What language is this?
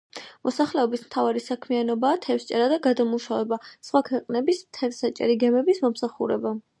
Georgian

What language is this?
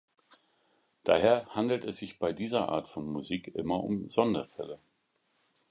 German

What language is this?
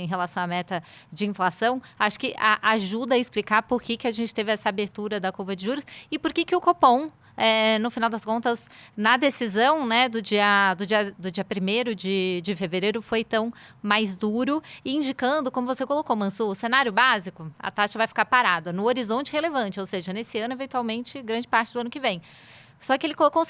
Portuguese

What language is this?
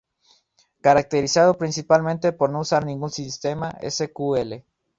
Spanish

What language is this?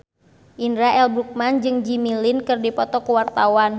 Sundanese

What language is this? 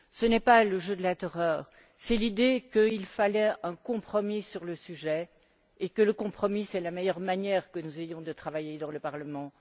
French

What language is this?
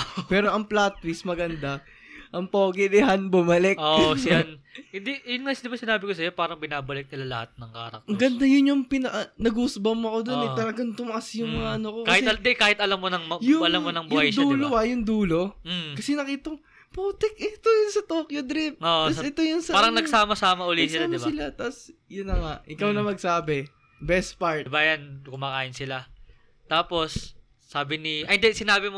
Filipino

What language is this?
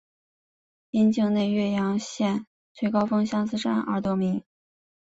Chinese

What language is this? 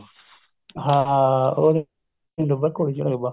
Punjabi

